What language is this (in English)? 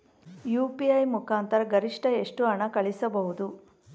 Kannada